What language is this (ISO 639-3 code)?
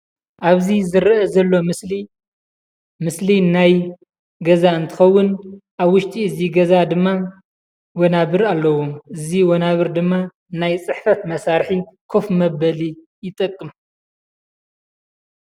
tir